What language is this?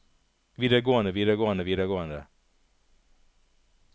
Norwegian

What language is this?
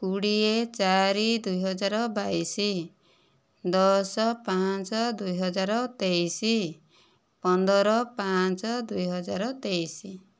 Odia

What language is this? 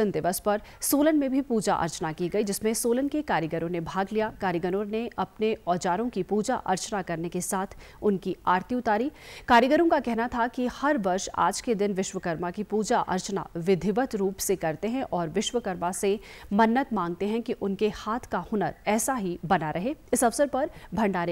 Hindi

